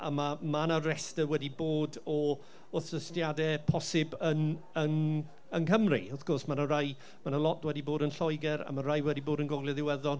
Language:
Welsh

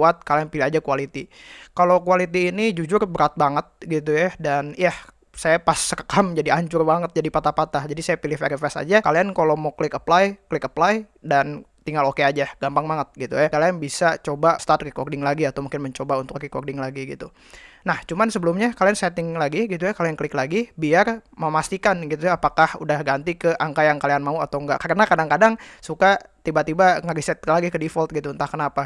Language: Indonesian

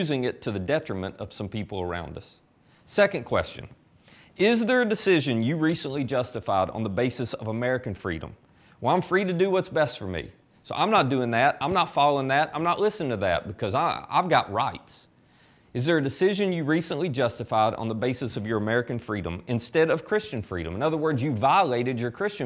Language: English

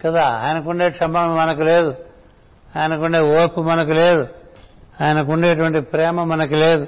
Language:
Telugu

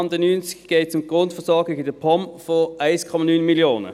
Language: Swiss German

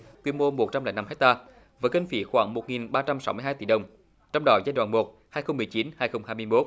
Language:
Vietnamese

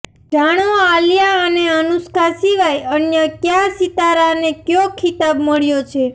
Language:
Gujarati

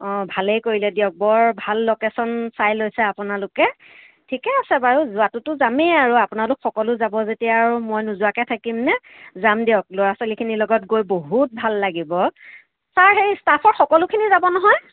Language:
Assamese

